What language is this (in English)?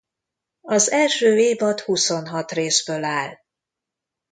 Hungarian